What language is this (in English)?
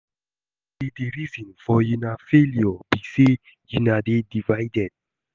Nigerian Pidgin